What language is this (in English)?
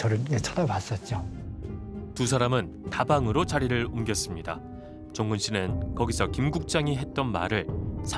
Korean